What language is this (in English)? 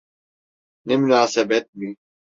Turkish